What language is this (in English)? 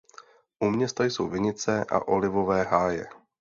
Czech